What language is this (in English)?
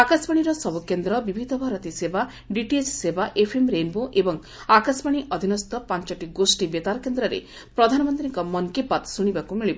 Odia